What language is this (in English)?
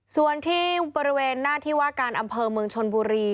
Thai